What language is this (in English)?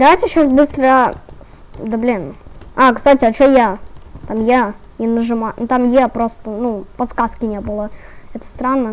Russian